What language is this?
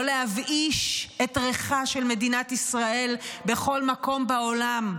Hebrew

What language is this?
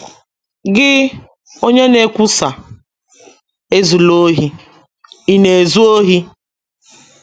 Igbo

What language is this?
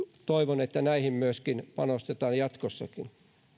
Finnish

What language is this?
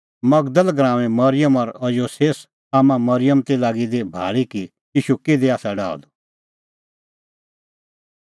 Kullu Pahari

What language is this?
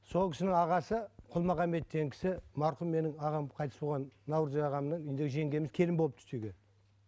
Kazakh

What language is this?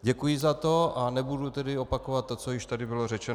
Czech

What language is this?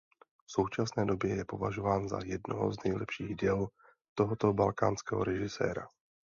Czech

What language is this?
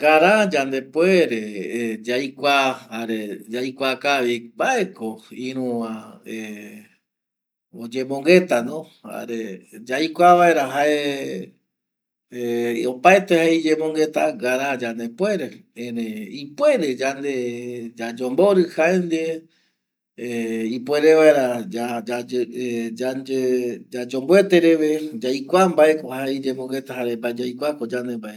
Eastern Bolivian Guaraní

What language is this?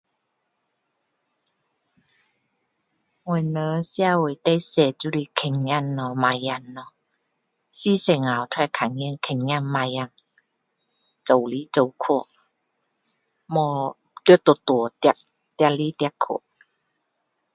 Min Dong Chinese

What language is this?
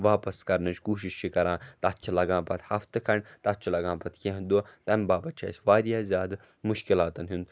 Kashmiri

